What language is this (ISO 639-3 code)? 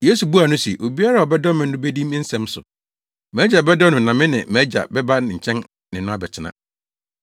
aka